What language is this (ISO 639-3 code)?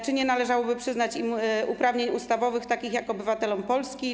pol